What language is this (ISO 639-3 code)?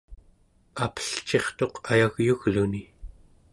esu